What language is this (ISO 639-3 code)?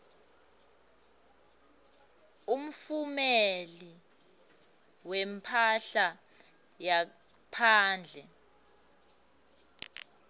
ssw